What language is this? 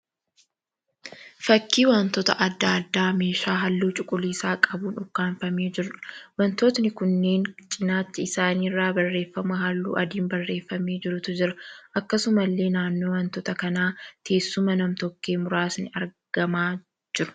Oromo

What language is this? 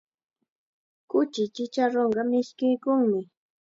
Chiquián Ancash Quechua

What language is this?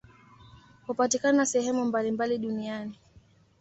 Swahili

